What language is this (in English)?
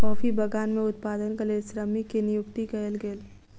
Maithili